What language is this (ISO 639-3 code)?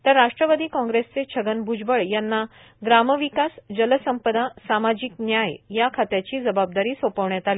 mar